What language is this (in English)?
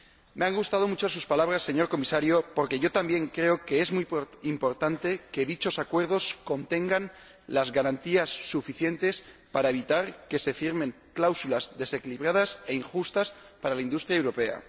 Spanish